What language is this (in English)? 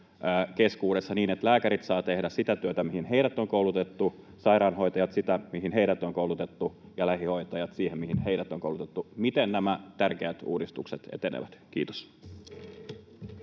Finnish